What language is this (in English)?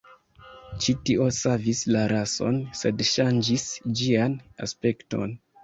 Esperanto